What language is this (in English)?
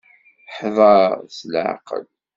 Kabyle